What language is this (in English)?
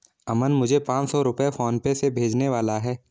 Hindi